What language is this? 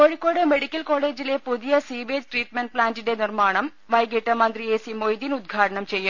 Malayalam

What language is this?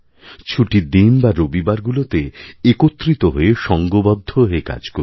Bangla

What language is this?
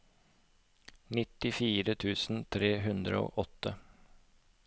Norwegian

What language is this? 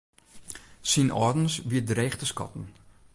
Western Frisian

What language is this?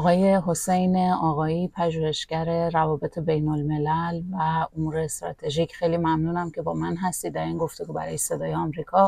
Persian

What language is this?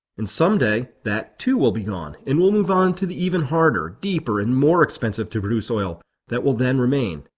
English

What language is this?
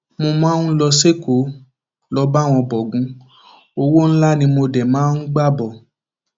Yoruba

